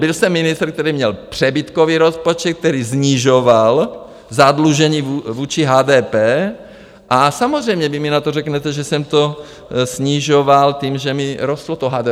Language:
Czech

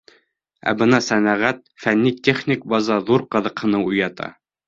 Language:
Bashkir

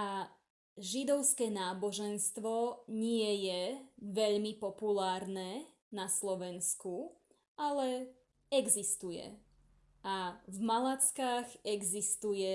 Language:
Slovak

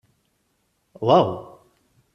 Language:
Kabyle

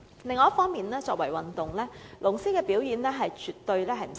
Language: Cantonese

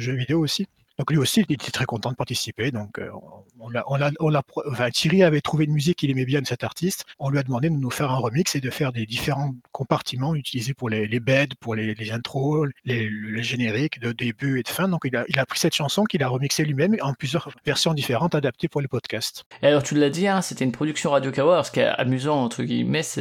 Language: French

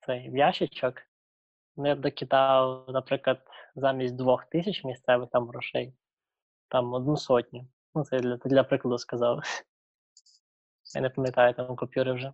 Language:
Ukrainian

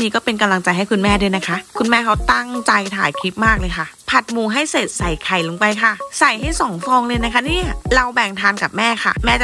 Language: Thai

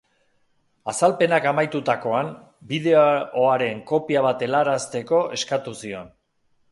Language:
Basque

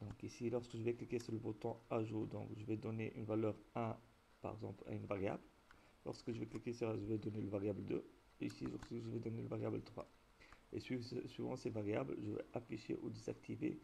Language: French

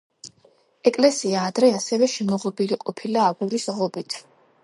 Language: Georgian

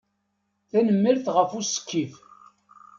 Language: Kabyle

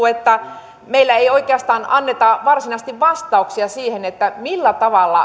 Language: Finnish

